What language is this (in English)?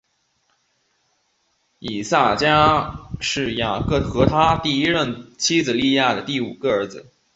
Chinese